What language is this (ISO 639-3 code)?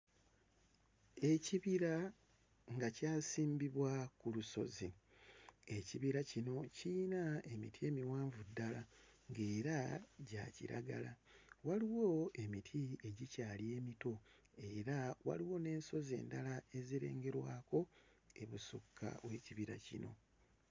lug